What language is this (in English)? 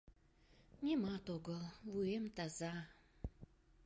Mari